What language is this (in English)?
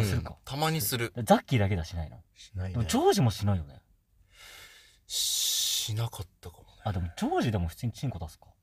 Japanese